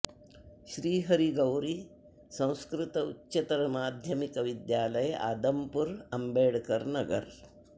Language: Sanskrit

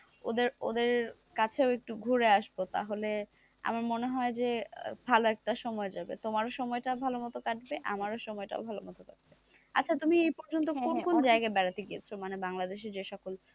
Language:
Bangla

